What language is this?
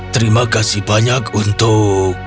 Indonesian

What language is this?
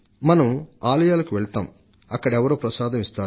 Telugu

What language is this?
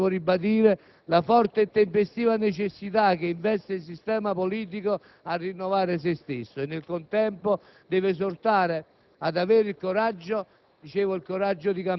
Italian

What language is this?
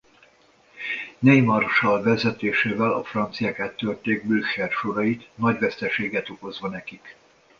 Hungarian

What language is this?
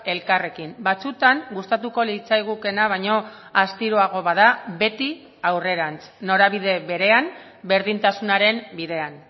Basque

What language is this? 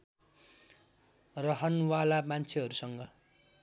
Nepali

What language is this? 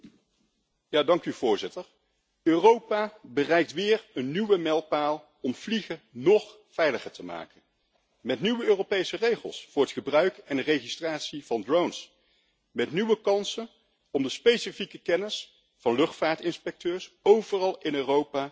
Dutch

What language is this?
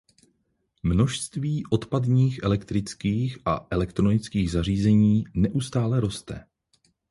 Czech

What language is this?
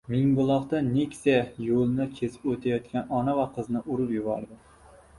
Uzbek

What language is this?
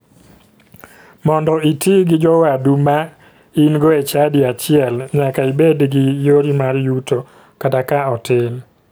Luo (Kenya and Tanzania)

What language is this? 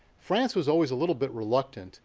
English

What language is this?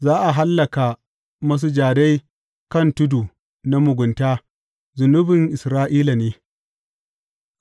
Hausa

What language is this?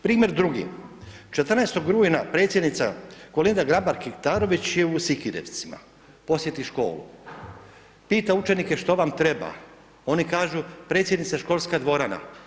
Croatian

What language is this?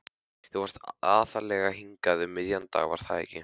Icelandic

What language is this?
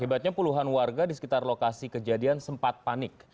Indonesian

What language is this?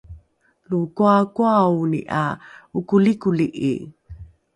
Rukai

